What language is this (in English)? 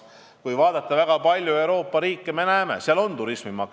Estonian